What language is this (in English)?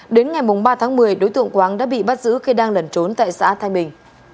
Vietnamese